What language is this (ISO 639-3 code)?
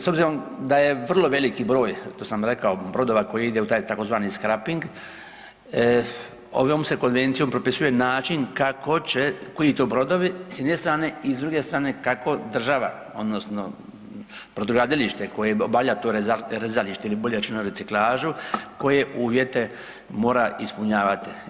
hrv